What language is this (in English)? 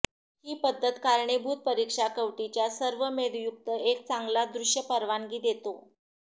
Marathi